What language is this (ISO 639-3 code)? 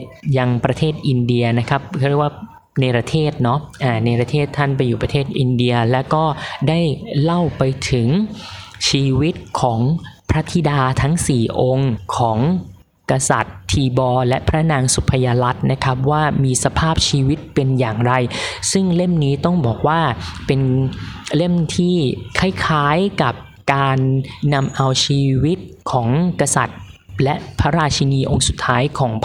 tha